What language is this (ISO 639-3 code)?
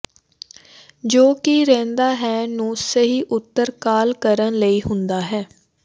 pan